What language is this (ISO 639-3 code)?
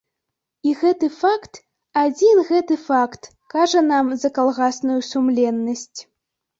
bel